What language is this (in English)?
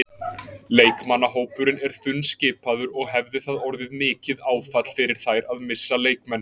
Icelandic